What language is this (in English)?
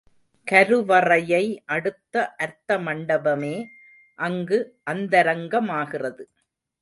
Tamil